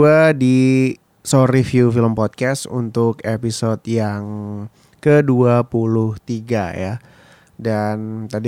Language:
Indonesian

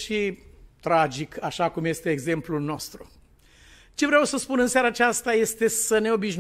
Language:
Romanian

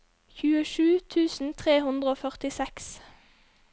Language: Norwegian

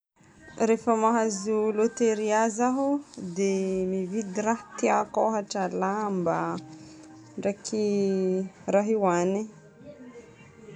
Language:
Northern Betsimisaraka Malagasy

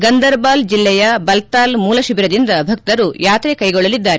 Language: Kannada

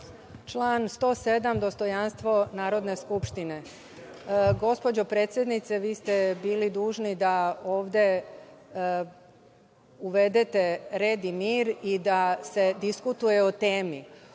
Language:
Serbian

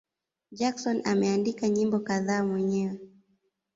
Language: Swahili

